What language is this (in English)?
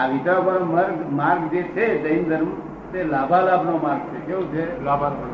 Gujarati